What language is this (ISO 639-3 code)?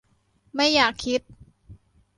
tha